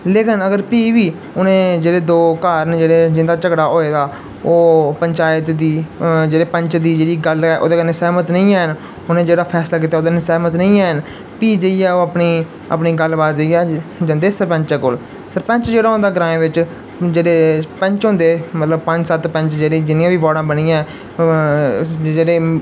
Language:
Dogri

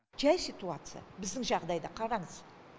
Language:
Kazakh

